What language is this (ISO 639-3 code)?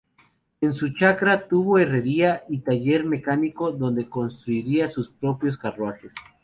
spa